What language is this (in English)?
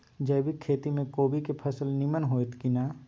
Maithili